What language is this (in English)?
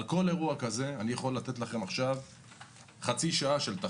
Hebrew